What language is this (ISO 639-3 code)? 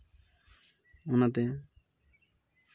sat